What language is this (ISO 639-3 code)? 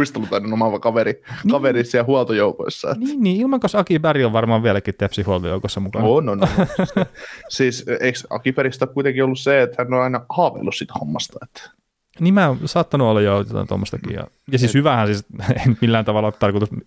fin